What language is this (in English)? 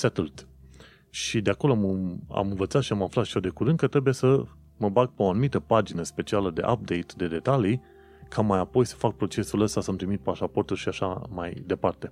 Romanian